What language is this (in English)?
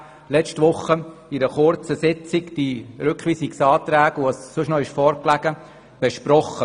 Swiss German